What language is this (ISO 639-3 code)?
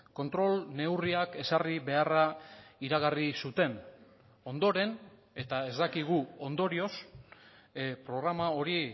eus